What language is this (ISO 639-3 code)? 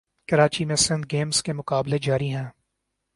urd